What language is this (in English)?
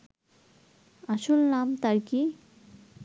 Bangla